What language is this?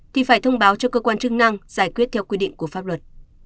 Vietnamese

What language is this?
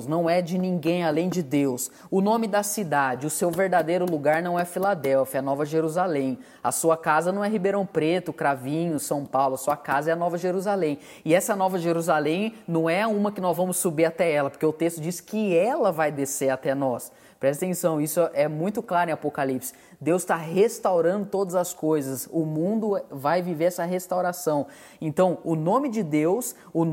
Portuguese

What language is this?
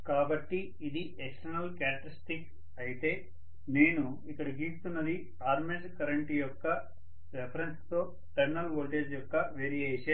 Telugu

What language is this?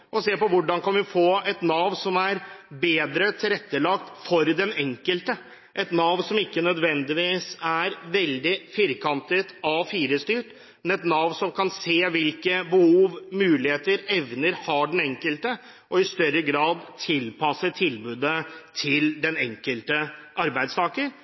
Norwegian Bokmål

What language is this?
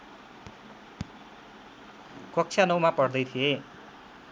Nepali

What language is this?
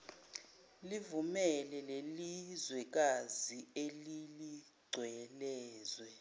Zulu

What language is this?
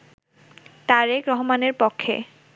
Bangla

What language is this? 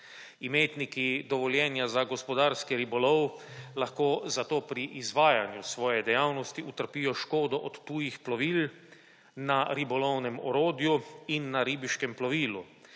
Slovenian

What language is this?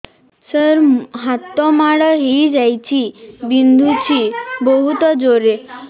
Odia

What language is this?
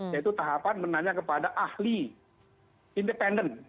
Indonesian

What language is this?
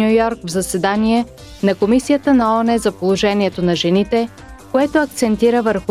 Bulgarian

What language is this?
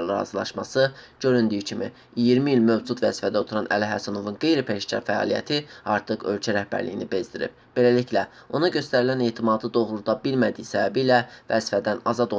Azerbaijani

